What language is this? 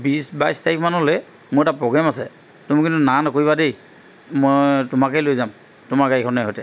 Assamese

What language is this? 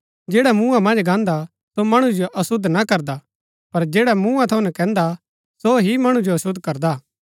Gaddi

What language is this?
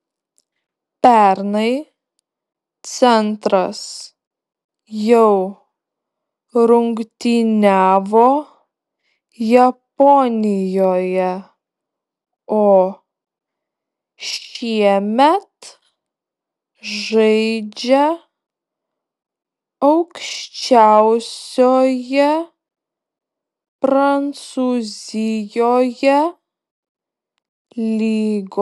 Lithuanian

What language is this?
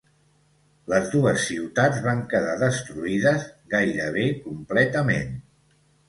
Catalan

